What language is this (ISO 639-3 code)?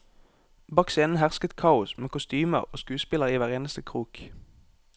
nor